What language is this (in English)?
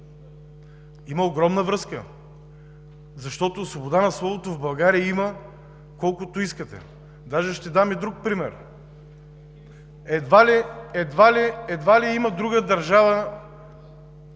Bulgarian